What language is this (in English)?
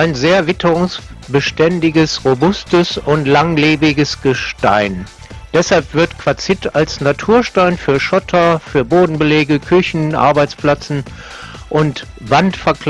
German